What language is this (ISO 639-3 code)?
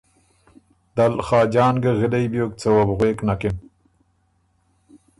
oru